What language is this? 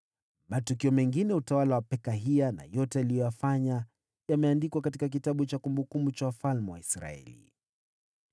Swahili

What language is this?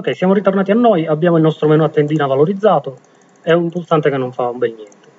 Italian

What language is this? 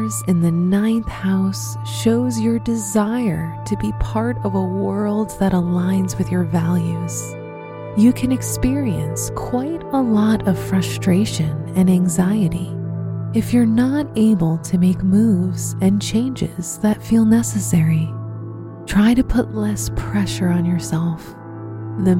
English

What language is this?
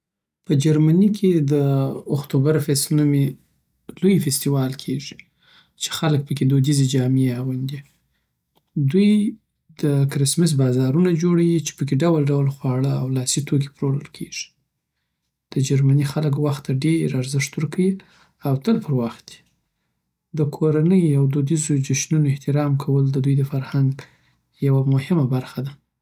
Southern Pashto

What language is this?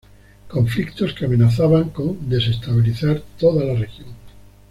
Spanish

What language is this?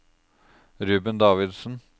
Norwegian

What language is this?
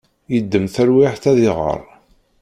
Kabyle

